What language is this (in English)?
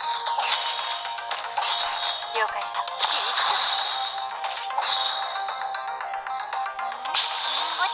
Japanese